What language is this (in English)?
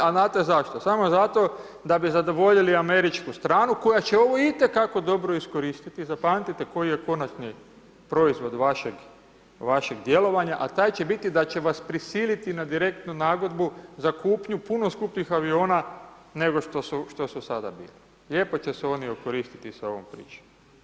Croatian